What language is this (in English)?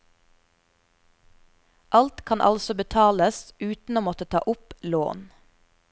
Norwegian